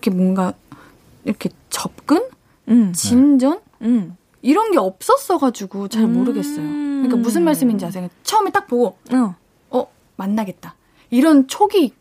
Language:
Korean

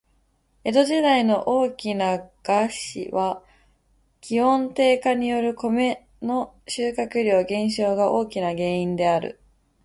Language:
Japanese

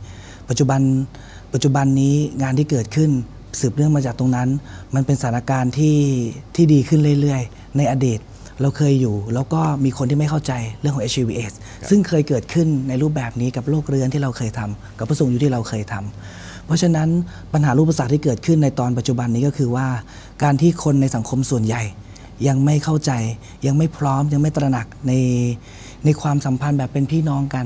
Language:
Thai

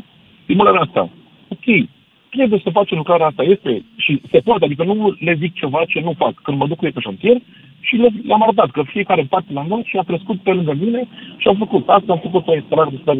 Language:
Romanian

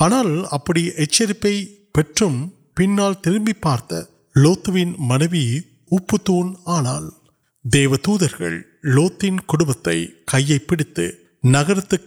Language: Urdu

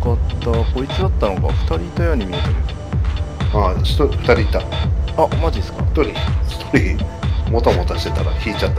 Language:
Japanese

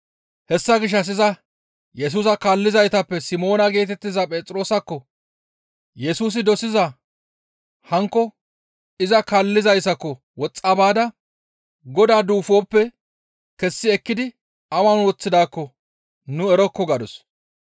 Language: Gamo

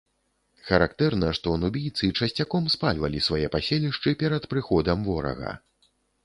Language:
Belarusian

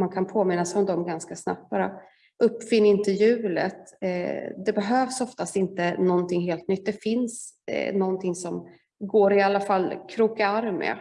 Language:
Swedish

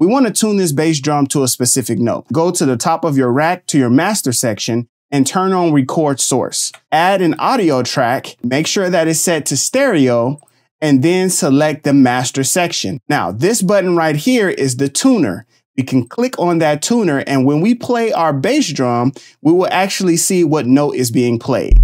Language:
English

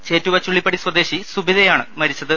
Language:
Malayalam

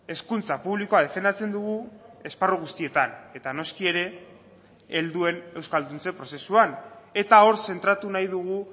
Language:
Basque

